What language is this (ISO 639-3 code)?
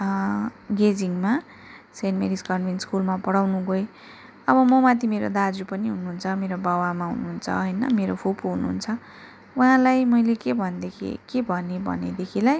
nep